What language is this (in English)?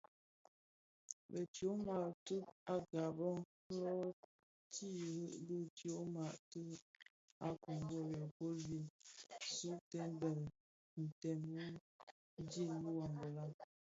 Bafia